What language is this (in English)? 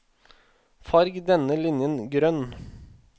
Norwegian